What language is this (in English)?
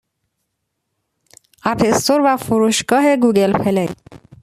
Persian